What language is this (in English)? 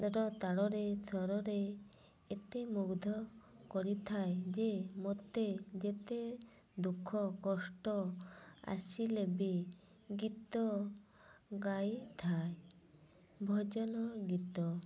Odia